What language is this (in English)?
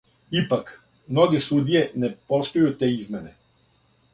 Serbian